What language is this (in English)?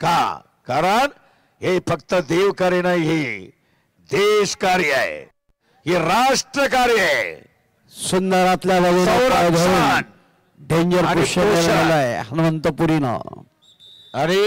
Marathi